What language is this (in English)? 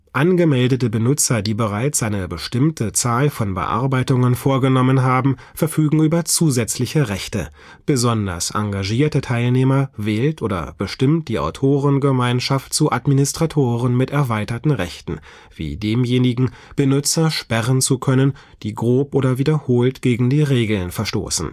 German